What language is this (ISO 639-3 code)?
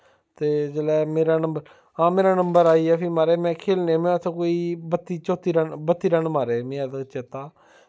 doi